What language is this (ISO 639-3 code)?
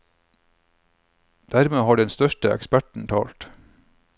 nor